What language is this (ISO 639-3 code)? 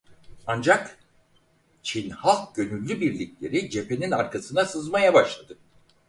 tur